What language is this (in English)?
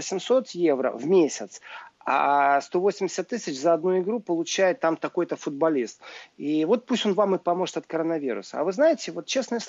Russian